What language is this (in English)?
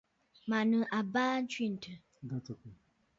Bafut